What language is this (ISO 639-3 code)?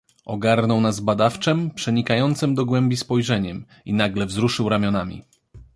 pol